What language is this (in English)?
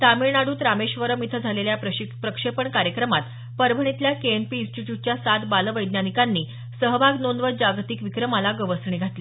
Marathi